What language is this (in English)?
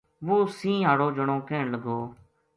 Gujari